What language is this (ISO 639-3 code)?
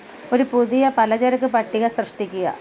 mal